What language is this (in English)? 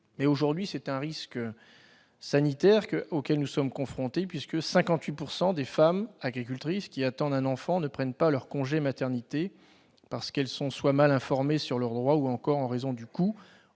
French